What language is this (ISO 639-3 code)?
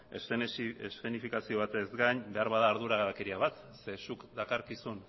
eus